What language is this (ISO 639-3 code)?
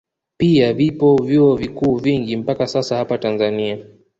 swa